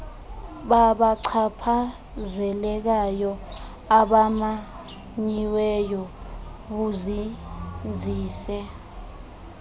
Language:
Xhosa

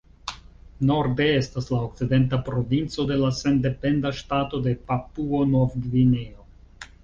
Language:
Esperanto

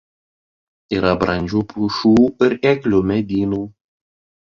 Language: Lithuanian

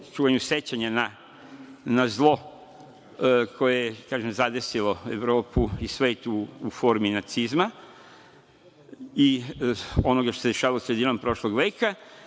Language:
Serbian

